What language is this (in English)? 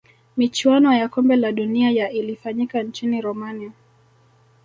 Swahili